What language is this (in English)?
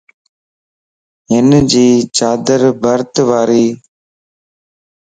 Lasi